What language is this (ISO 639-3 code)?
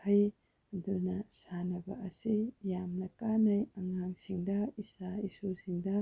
mni